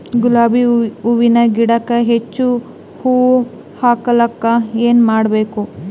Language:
Kannada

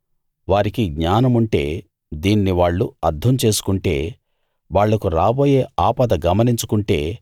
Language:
Telugu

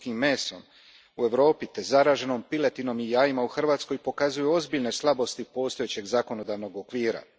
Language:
Croatian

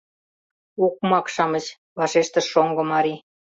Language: Mari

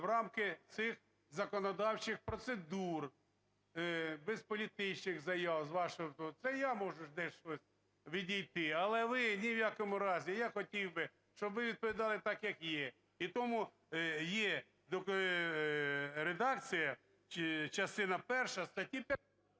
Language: Ukrainian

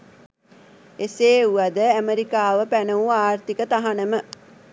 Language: Sinhala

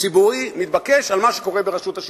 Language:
Hebrew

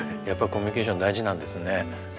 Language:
Japanese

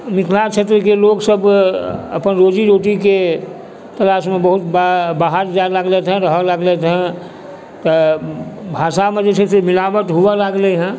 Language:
Maithili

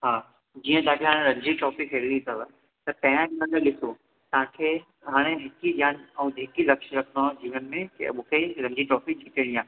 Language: Sindhi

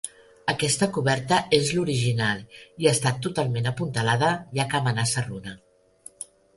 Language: Catalan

